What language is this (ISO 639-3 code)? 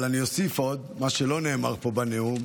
heb